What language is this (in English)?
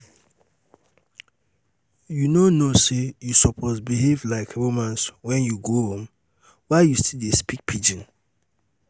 Nigerian Pidgin